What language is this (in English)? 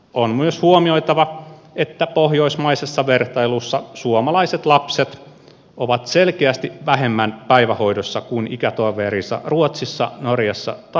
Finnish